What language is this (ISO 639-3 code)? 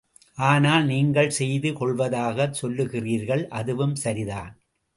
tam